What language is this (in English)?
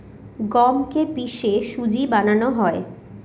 Bangla